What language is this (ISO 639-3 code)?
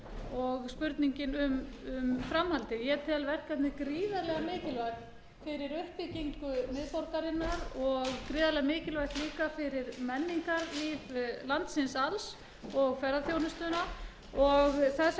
isl